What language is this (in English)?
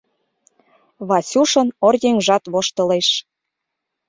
Mari